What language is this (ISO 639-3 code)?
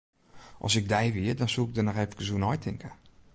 fry